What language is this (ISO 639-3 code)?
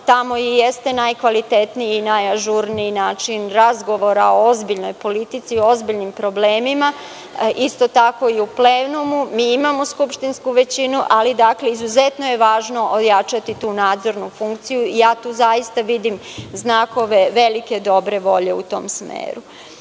srp